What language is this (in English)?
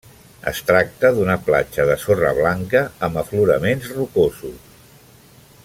Catalan